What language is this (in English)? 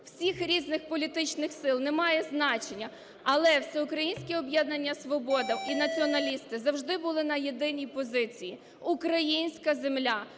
Ukrainian